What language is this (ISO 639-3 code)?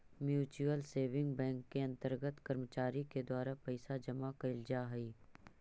mag